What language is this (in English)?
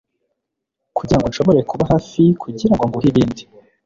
Kinyarwanda